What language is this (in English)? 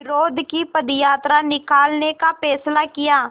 Hindi